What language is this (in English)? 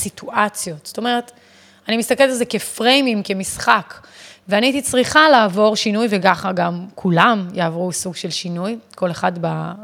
Hebrew